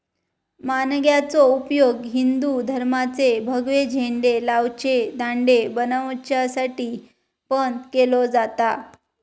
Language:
Marathi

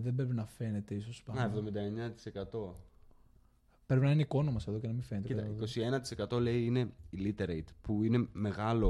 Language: Greek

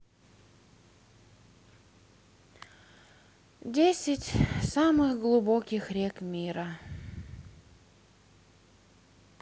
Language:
Russian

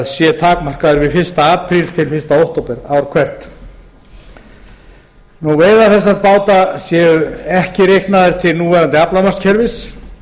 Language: Icelandic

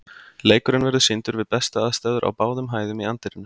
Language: Icelandic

